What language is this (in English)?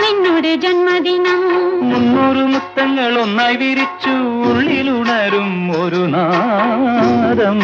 Malayalam